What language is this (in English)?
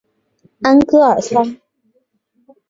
Chinese